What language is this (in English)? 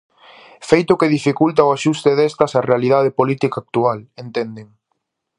Galician